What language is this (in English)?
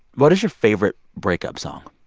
English